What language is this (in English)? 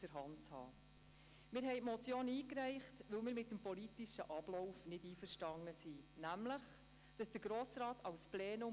Swiss German